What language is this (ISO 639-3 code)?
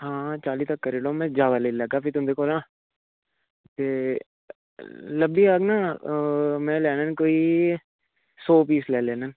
doi